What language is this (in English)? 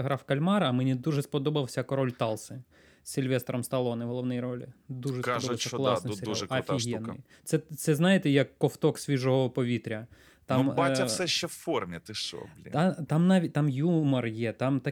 Ukrainian